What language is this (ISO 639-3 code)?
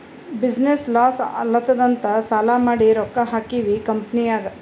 kan